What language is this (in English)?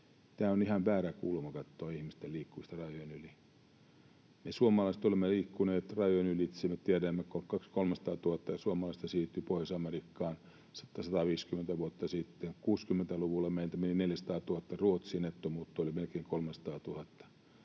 Finnish